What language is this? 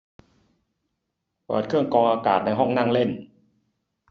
Thai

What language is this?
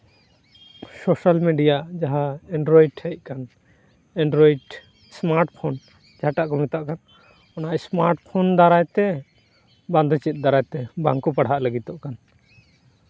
Santali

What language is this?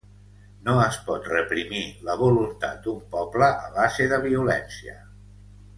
Catalan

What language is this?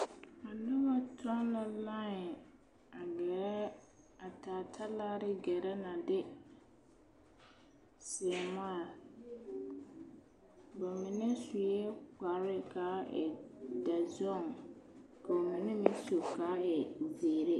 Southern Dagaare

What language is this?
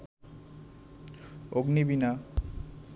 Bangla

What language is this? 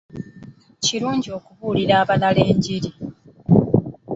Ganda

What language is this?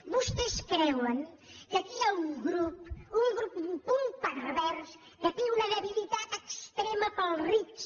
Catalan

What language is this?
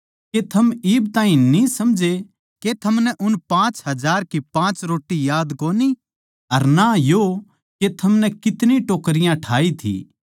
Haryanvi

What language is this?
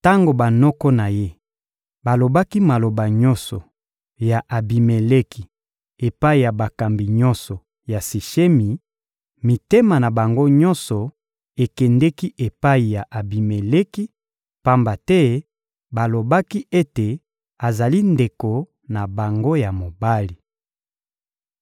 Lingala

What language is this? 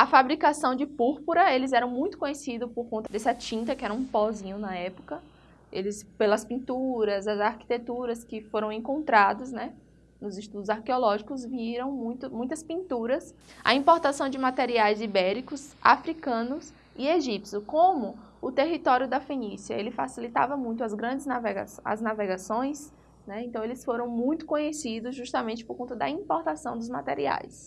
Portuguese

